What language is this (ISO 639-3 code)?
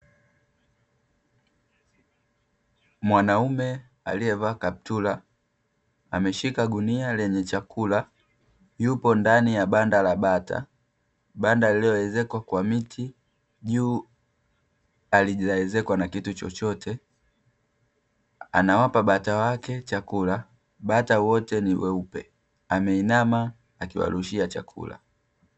swa